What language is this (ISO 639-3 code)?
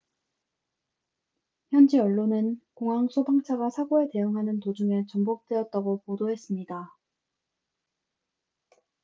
kor